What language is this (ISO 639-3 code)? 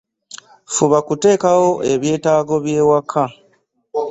lug